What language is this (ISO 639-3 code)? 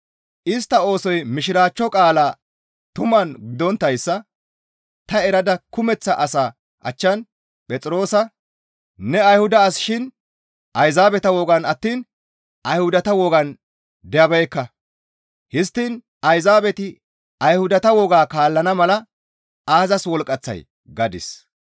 gmv